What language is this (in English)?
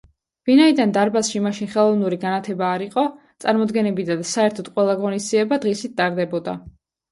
Georgian